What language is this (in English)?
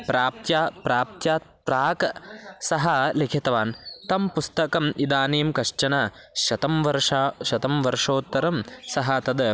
Sanskrit